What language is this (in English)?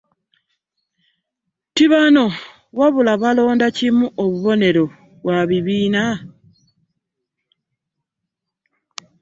Ganda